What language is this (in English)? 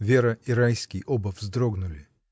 Russian